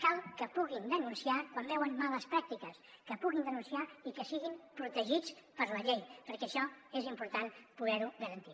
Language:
Catalan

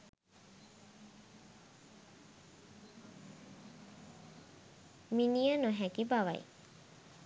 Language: Sinhala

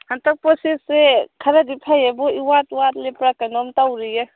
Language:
Manipuri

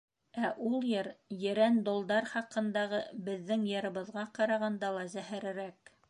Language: Bashkir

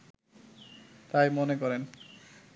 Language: Bangla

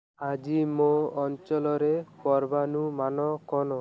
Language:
Odia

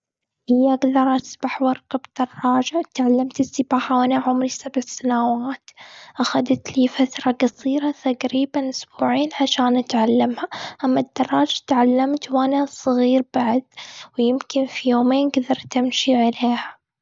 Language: Gulf Arabic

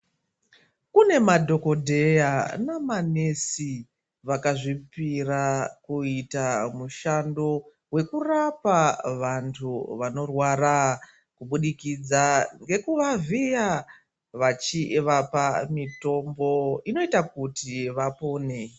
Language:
Ndau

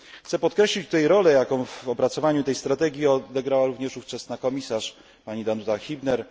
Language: Polish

